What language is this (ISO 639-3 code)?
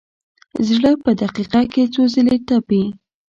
pus